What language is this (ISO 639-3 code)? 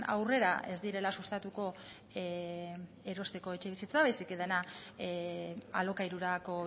eus